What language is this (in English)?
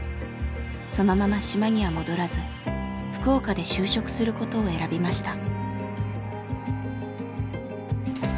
Japanese